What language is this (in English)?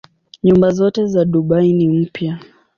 Swahili